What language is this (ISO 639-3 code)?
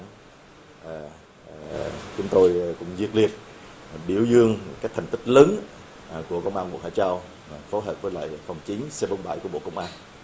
vie